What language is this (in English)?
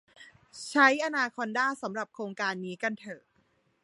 Thai